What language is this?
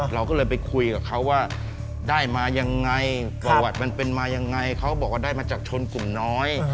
Thai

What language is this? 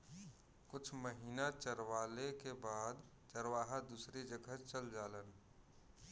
Bhojpuri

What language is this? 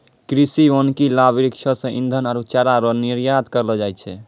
Maithili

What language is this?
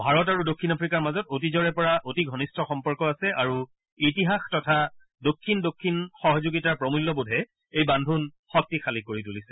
Assamese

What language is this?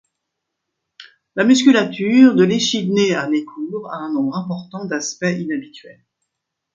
French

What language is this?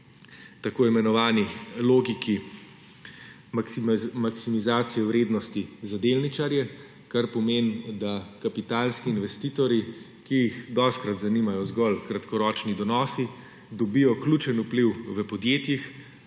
Slovenian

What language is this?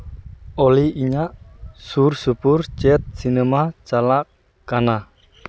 Santali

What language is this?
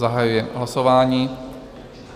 Czech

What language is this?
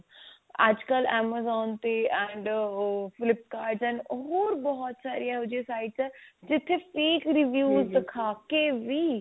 Punjabi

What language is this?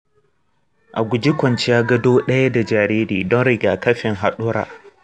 Hausa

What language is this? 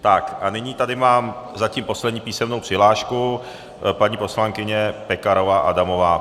Czech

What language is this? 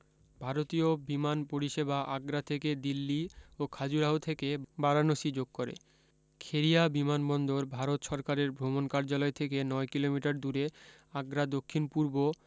Bangla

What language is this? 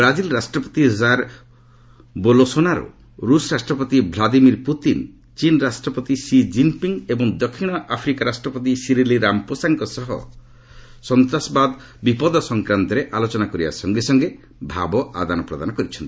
Odia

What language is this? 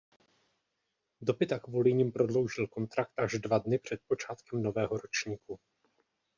Czech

